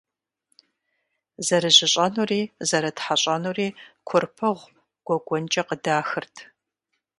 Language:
Kabardian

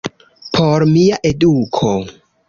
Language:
Esperanto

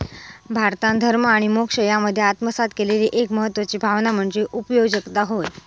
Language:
Marathi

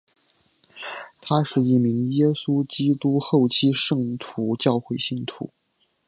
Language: Chinese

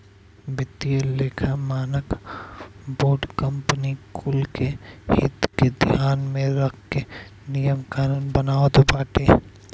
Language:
Bhojpuri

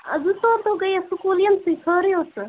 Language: Kashmiri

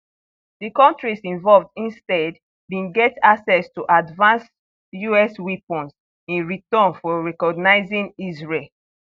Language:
Nigerian Pidgin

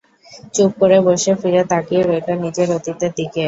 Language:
Bangla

